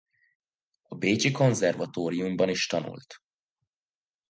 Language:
Hungarian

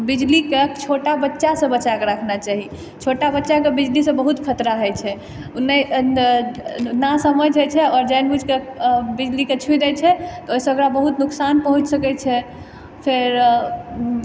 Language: Maithili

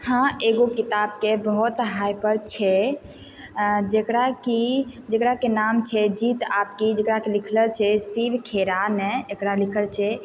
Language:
Maithili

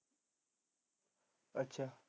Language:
Punjabi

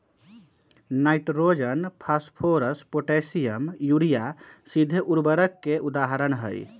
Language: Magahi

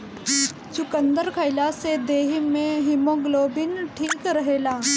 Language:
Bhojpuri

